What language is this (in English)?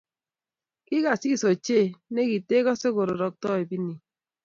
Kalenjin